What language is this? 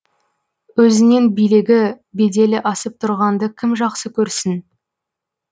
Kazakh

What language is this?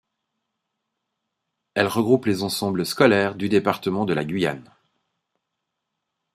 French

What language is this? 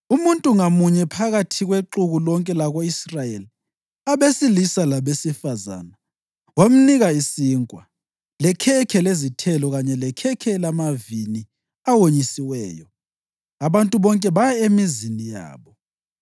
North Ndebele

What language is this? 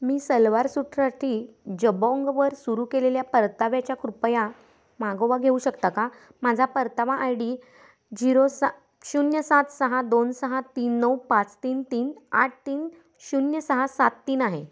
Marathi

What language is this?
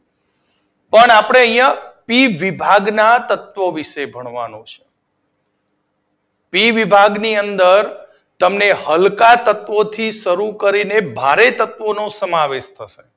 Gujarati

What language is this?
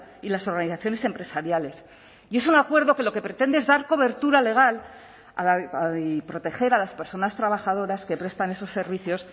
Spanish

